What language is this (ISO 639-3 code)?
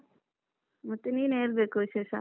kan